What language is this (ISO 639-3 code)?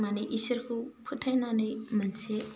brx